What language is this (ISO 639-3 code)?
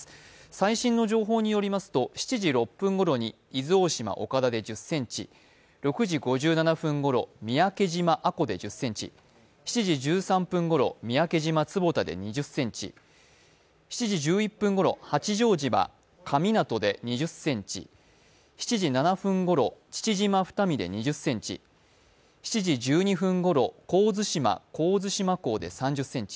jpn